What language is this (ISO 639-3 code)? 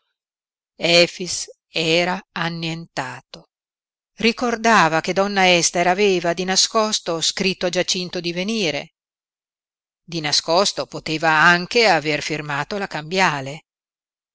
ita